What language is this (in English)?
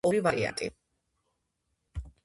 Georgian